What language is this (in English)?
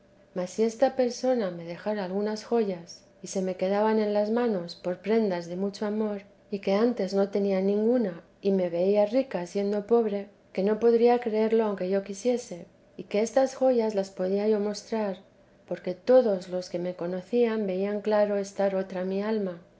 Spanish